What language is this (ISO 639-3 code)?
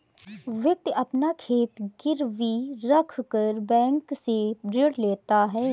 hin